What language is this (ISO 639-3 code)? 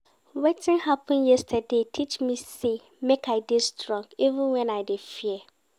pcm